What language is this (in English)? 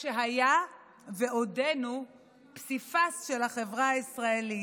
Hebrew